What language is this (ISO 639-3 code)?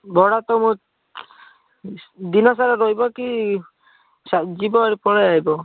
ori